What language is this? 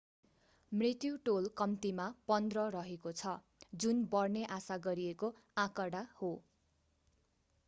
Nepali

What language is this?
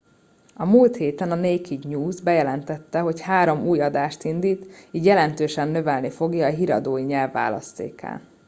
Hungarian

